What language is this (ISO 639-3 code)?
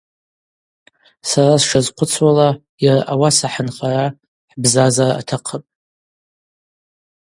abq